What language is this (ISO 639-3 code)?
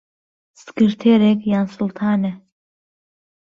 ckb